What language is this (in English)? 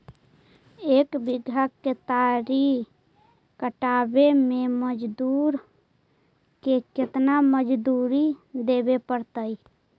Magahi